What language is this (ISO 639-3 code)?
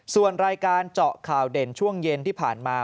tha